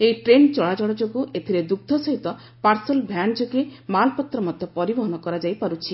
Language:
Odia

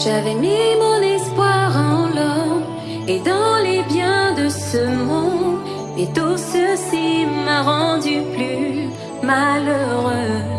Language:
Dutch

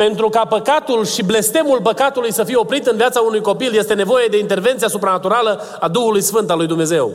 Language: Romanian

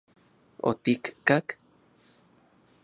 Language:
Central Puebla Nahuatl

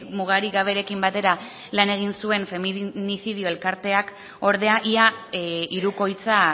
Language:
Basque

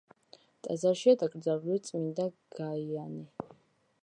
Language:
Georgian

